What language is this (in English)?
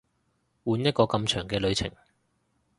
Cantonese